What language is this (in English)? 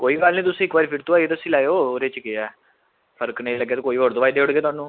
Dogri